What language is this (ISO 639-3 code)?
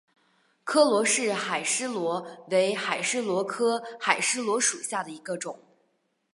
zho